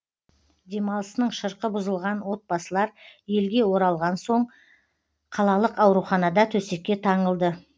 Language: Kazakh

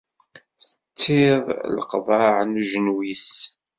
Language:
Kabyle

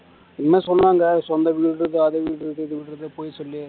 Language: Tamil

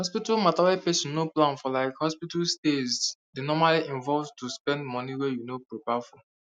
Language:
Nigerian Pidgin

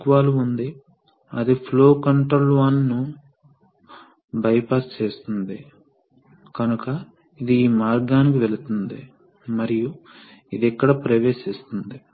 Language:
Telugu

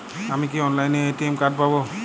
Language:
Bangla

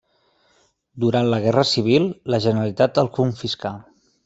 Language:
Catalan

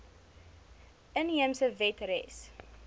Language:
Afrikaans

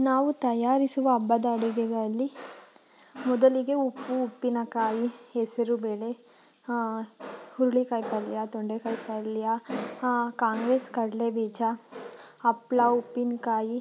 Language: Kannada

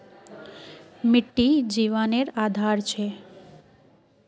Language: Magahi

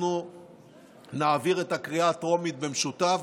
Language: Hebrew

